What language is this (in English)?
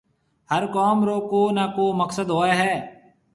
Marwari (Pakistan)